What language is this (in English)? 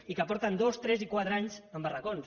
Catalan